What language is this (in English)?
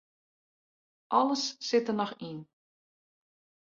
Western Frisian